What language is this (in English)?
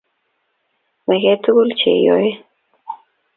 Kalenjin